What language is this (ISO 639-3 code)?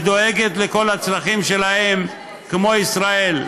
heb